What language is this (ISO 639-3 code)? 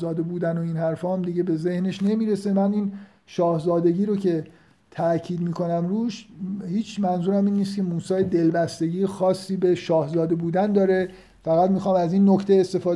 fas